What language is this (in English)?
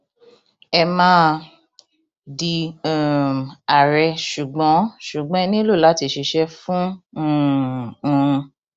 Yoruba